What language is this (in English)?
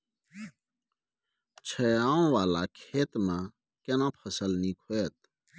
Maithili